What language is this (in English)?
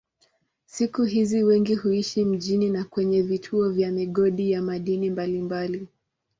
Swahili